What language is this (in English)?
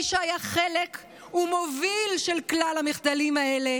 Hebrew